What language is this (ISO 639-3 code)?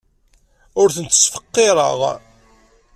kab